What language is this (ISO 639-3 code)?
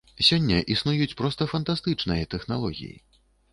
bel